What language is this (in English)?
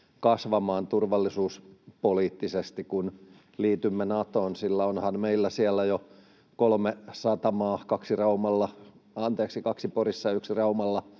Finnish